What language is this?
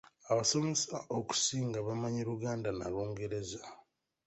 Ganda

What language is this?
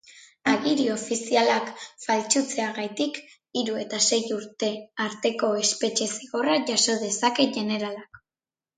Basque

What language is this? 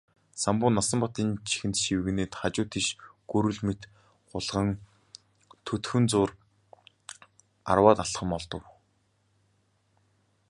Mongolian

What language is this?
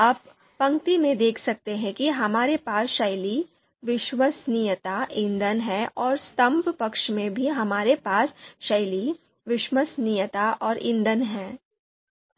Hindi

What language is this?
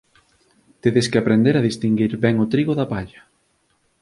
Galician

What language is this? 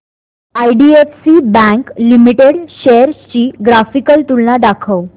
Marathi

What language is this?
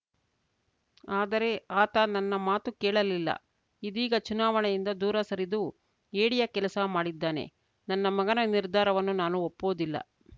Kannada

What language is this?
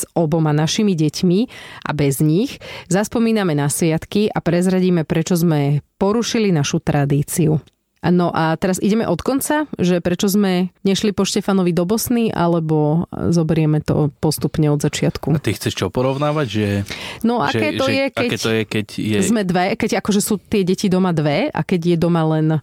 Slovak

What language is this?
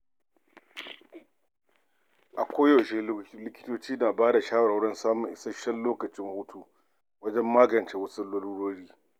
Hausa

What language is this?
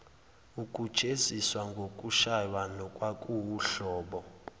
Zulu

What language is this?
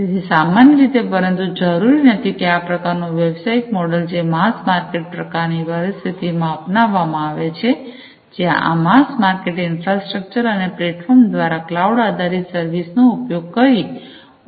Gujarati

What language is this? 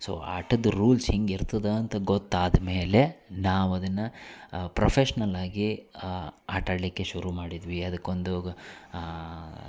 Kannada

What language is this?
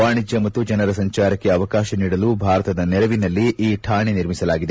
Kannada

